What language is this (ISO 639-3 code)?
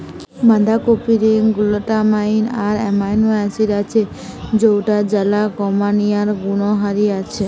ben